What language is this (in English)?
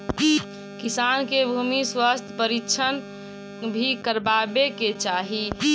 Magahi